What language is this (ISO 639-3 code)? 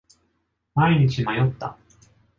jpn